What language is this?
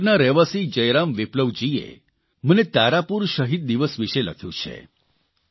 Gujarati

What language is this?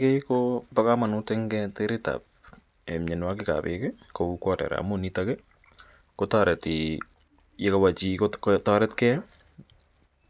Kalenjin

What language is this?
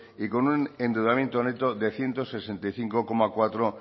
Spanish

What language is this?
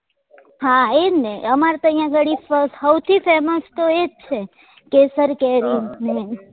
Gujarati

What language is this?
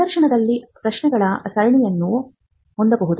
Kannada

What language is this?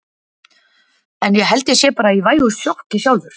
Icelandic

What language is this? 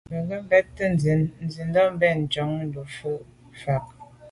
Medumba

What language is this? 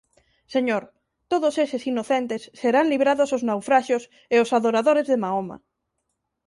Galician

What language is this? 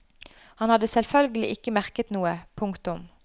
Norwegian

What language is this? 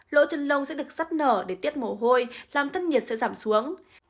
Vietnamese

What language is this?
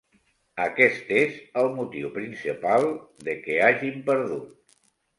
Catalan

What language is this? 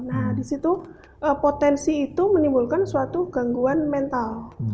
Indonesian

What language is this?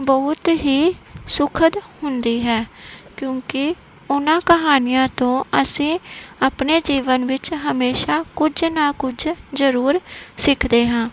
Punjabi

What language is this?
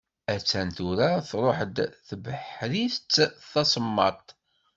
Kabyle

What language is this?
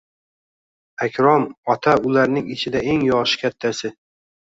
Uzbek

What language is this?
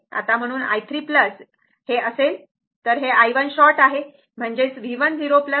Marathi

